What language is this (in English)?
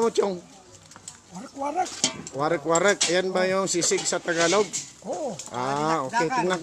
Filipino